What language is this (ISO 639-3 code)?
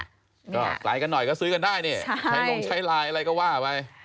tha